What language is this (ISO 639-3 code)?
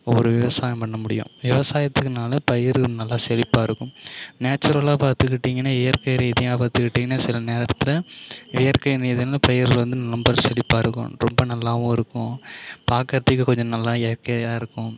tam